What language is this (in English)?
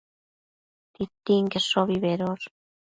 Matsés